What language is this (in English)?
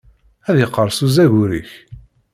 Kabyle